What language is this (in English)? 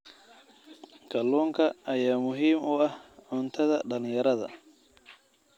Somali